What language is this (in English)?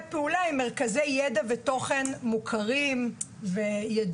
Hebrew